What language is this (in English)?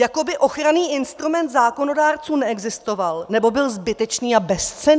Czech